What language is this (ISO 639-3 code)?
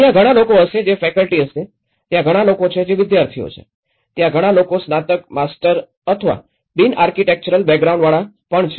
guj